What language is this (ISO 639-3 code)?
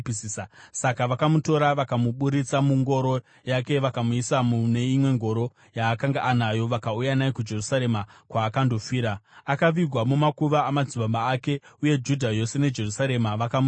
sna